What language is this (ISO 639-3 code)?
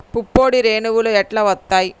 tel